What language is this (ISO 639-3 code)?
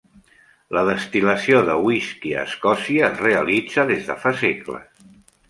cat